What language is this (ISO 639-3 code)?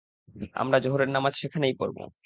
ben